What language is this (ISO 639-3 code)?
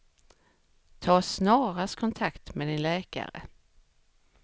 swe